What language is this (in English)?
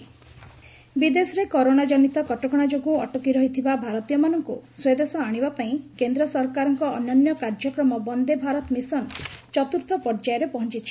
Odia